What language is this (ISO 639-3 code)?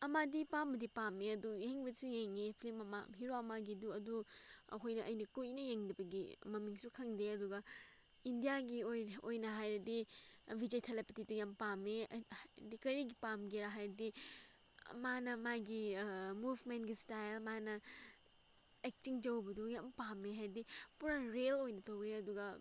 mni